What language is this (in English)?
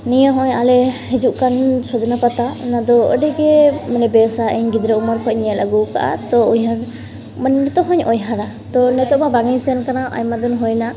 Santali